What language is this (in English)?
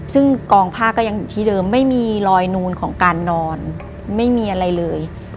Thai